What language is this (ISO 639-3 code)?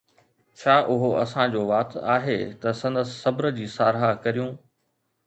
snd